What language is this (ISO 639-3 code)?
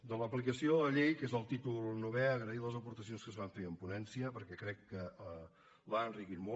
cat